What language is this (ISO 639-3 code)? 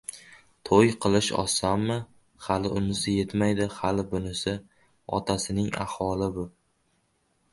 uzb